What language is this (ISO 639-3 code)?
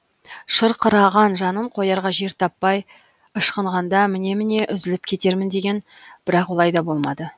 kaz